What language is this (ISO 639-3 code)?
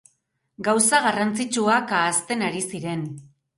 eus